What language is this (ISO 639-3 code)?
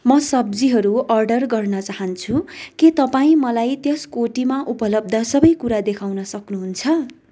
nep